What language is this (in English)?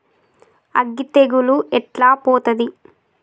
Telugu